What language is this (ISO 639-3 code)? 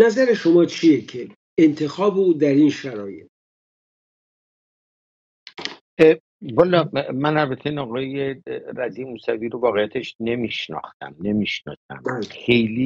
fas